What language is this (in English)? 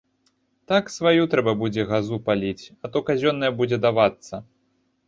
Belarusian